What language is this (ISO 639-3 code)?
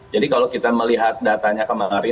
ind